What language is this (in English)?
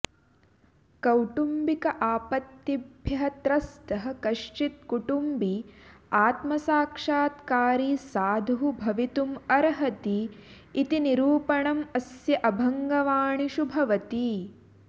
Sanskrit